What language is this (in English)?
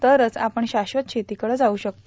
Marathi